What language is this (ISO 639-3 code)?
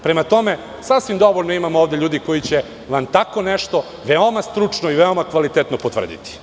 srp